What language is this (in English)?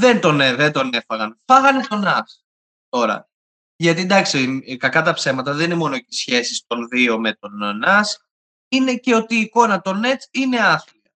Greek